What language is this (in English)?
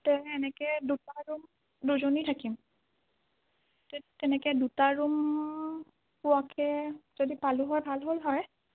Assamese